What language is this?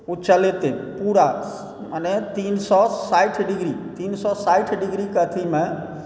Maithili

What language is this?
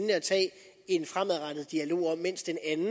Danish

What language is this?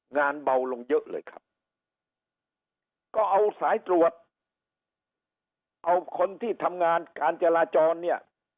Thai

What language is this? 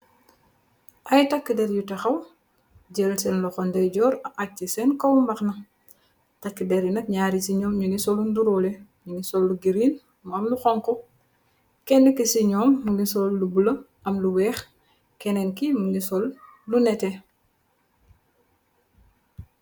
Wolof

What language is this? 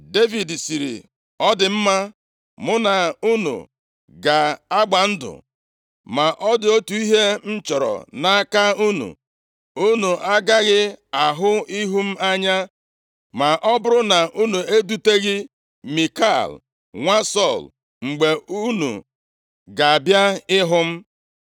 Igbo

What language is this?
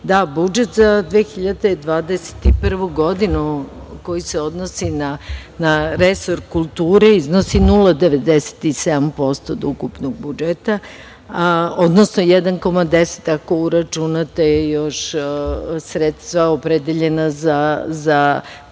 Serbian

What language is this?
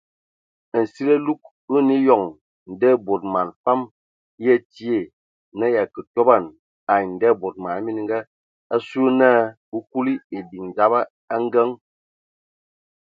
Ewondo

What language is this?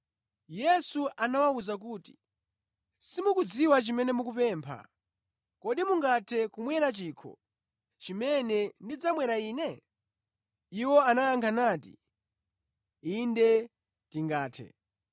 Nyanja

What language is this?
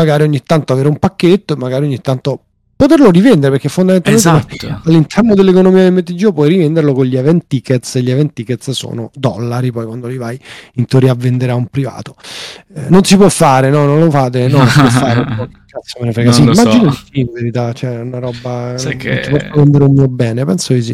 Italian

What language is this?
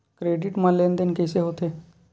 Chhattisgarhi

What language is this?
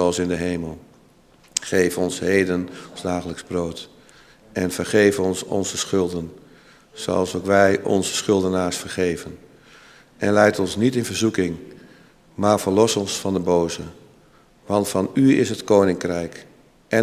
Dutch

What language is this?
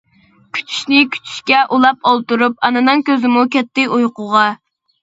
Uyghur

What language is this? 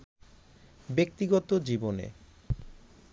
Bangla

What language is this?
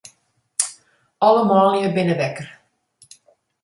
Western Frisian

